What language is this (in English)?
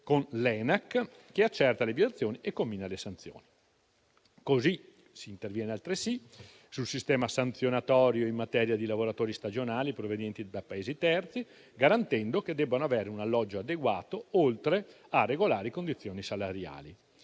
Italian